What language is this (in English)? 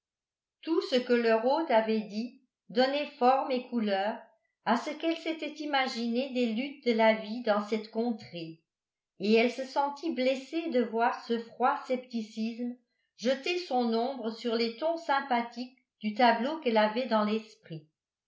French